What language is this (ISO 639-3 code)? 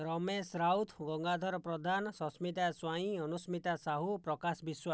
ori